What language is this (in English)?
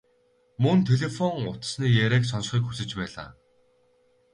Mongolian